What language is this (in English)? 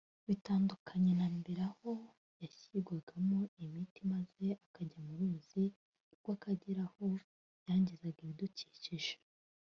Kinyarwanda